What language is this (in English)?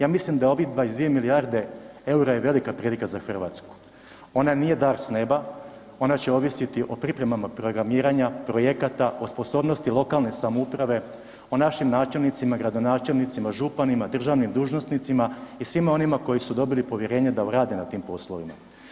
Croatian